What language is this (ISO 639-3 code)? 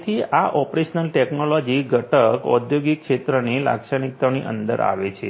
guj